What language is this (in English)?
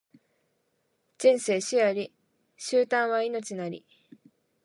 Japanese